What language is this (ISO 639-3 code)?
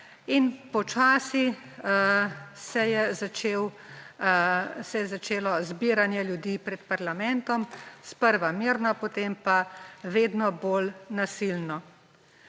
slv